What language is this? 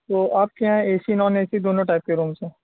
Urdu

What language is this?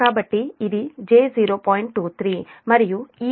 Telugu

